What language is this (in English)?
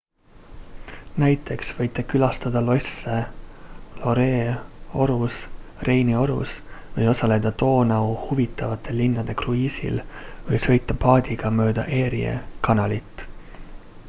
Estonian